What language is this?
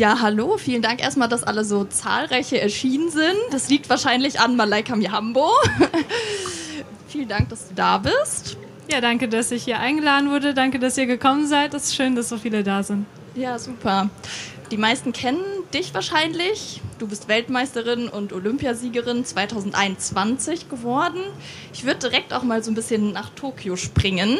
German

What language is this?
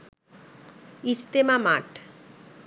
Bangla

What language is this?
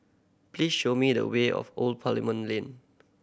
English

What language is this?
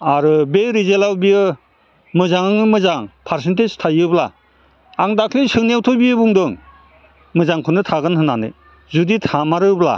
Bodo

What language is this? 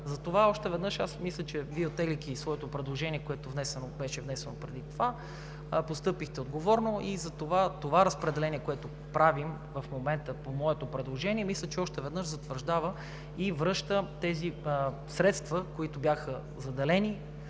Bulgarian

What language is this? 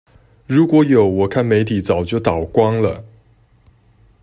Chinese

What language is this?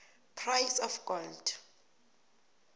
South Ndebele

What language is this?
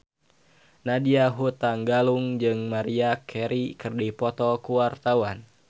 Sundanese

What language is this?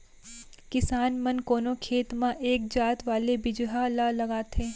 Chhattisgarhi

